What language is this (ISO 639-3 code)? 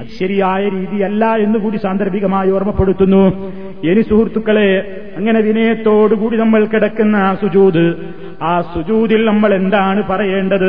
mal